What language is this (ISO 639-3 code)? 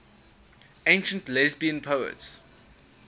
eng